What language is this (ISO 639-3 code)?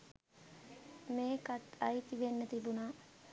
sin